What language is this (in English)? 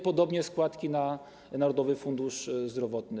Polish